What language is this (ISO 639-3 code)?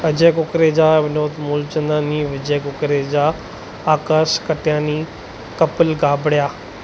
snd